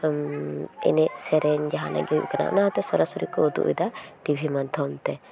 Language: Santali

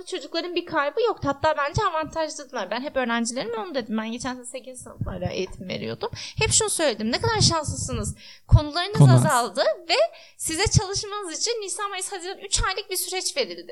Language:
Turkish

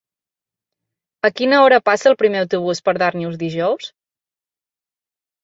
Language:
Catalan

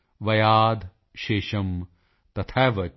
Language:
Punjabi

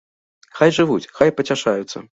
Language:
Belarusian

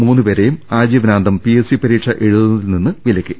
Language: Malayalam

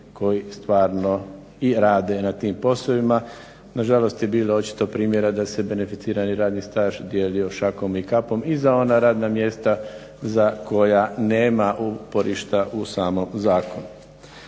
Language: Croatian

